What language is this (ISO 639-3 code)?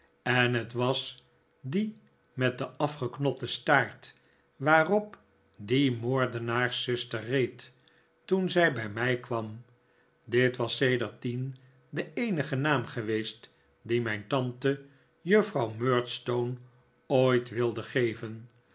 nld